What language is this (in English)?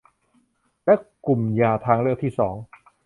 Thai